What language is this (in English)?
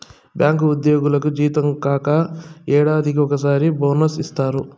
Telugu